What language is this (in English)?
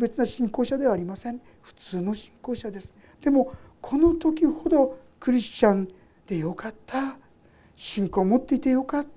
Japanese